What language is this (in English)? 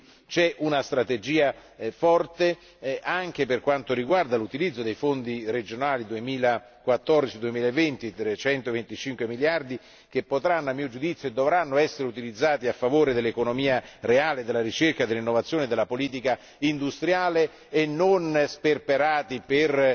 Italian